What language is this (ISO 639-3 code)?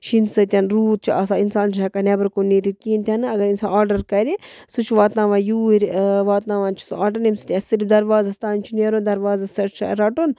kas